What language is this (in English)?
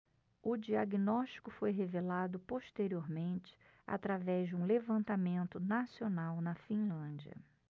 Portuguese